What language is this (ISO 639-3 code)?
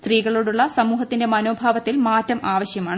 mal